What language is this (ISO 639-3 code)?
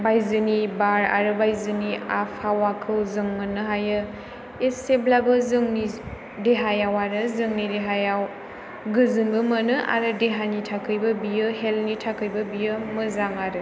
brx